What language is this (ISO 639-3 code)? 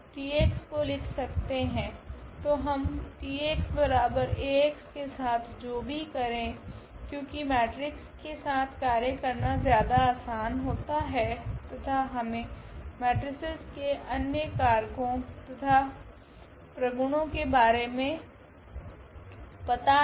hin